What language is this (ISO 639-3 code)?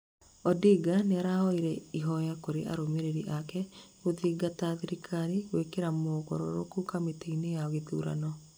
kik